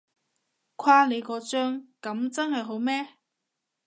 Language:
Cantonese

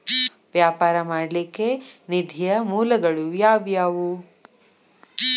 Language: Kannada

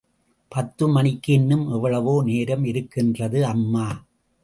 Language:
Tamil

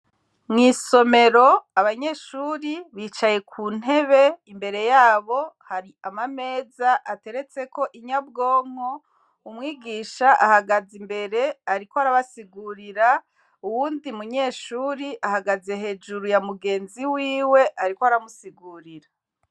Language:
Rundi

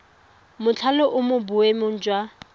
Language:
Tswana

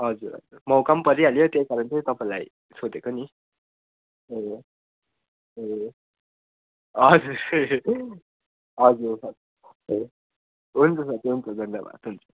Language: Nepali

